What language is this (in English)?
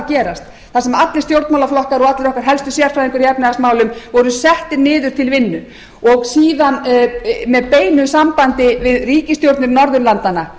Icelandic